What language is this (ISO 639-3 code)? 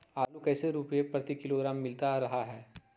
mag